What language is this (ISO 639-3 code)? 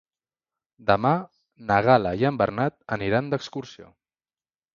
cat